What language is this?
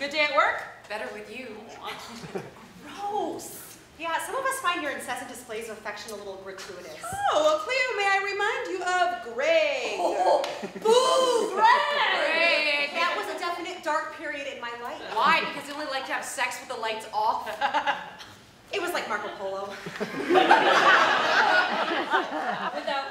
English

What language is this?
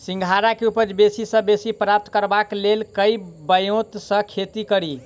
Maithili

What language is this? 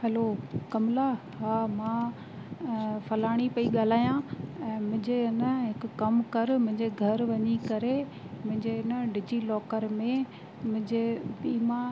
Sindhi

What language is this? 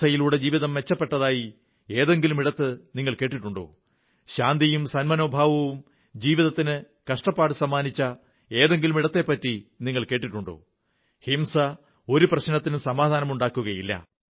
Malayalam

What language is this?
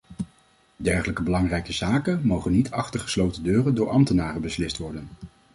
Dutch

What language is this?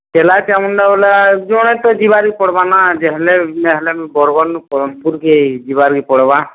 Odia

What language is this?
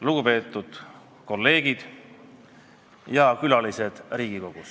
Estonian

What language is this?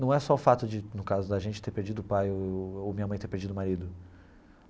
Portuguese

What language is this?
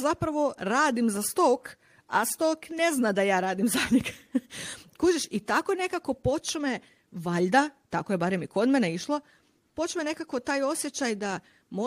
Croatian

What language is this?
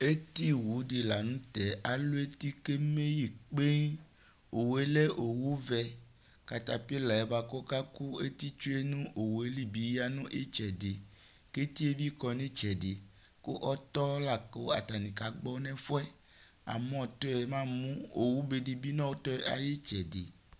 Ikposo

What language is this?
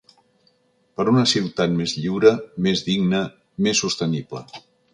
Catalan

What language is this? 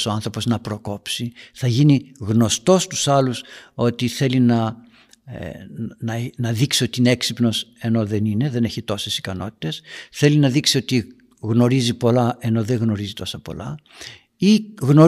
Greek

